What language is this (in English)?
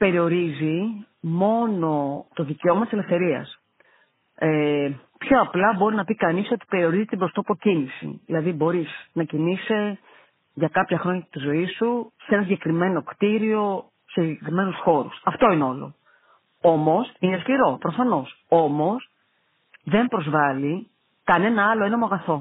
Greek